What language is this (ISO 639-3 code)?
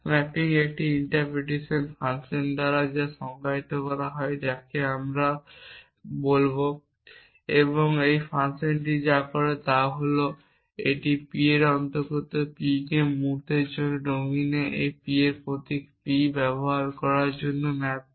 ben